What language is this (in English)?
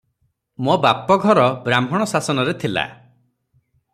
Odia